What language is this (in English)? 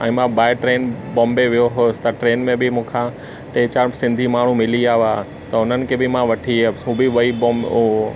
Sindhi